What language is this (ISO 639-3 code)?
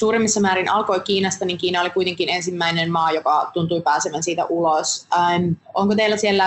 fin